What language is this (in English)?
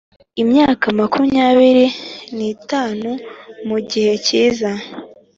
Kinyarwanda